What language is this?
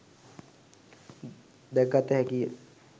Sinhala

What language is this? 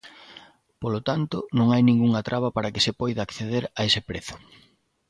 Galician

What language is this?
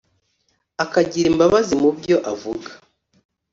Kinyarwanda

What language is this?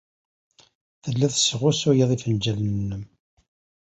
Kabyle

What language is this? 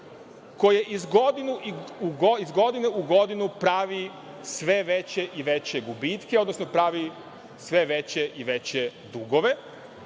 Serbian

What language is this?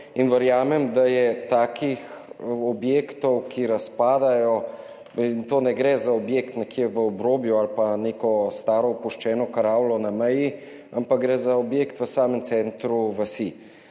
Slovenian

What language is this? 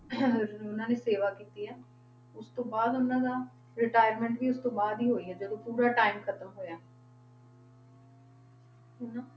Punjabi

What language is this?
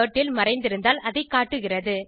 Tamil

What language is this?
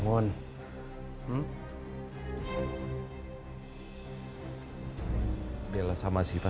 Indonesian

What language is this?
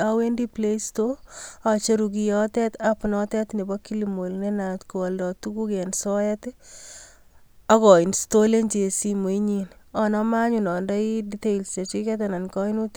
Kalenjin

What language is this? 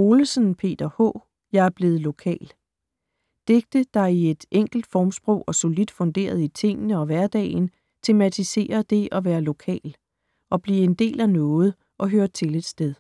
Danish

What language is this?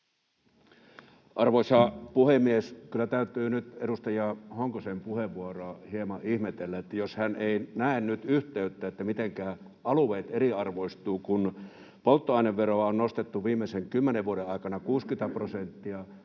Finnish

